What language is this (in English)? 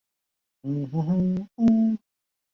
Chinese